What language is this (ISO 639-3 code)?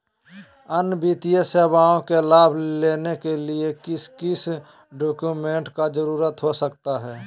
mag